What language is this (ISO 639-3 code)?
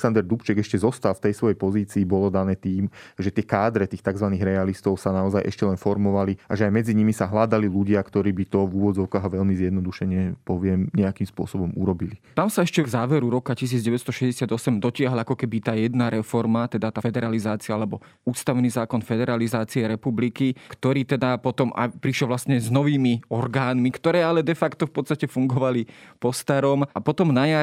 slk